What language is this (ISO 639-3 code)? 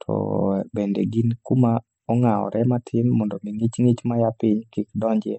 luo